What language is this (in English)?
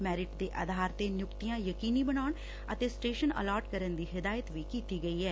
Punjabi